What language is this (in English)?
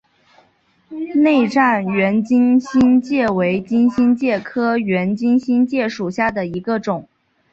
Chinese